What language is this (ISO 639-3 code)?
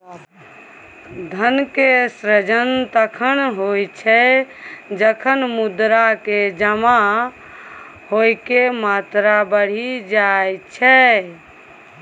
mai